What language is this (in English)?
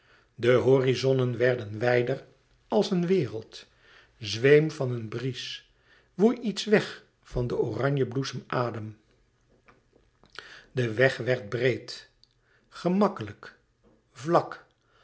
Dutch